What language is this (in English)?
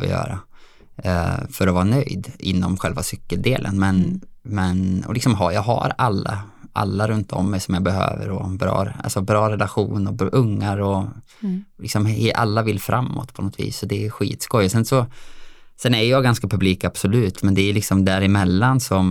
Swedish